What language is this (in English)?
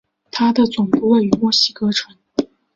Chinese